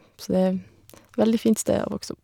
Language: Norwegian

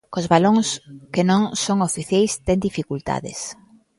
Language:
Galician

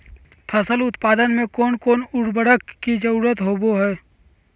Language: Magahi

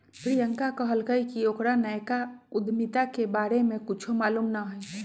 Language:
Magahi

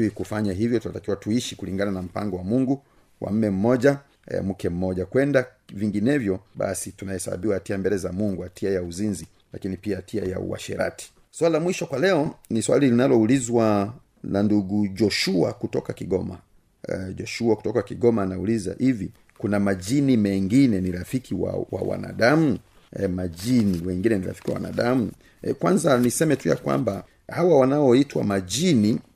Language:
Swahili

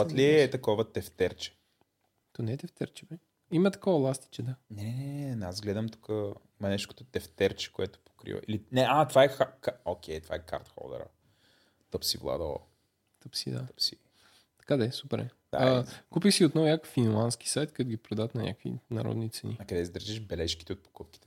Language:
Bulgarian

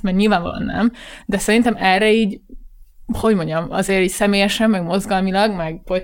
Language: Hungarian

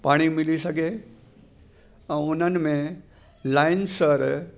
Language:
Sindhi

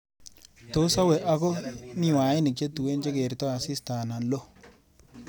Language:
Kalenjin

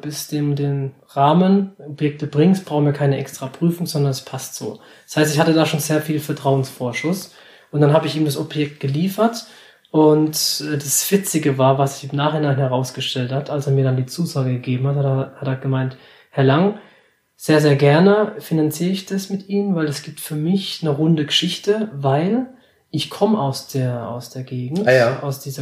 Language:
German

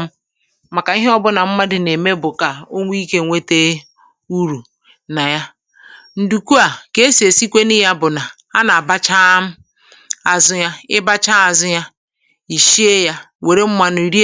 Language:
Igbo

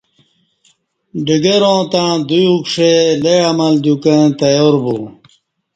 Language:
Kati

